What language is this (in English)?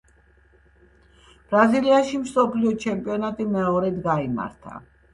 Georgian